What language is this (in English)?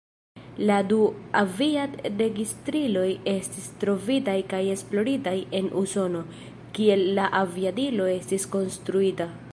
Esperanto